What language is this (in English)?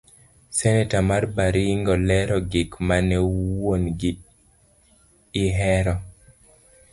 Luo (Kenya and Tanzania)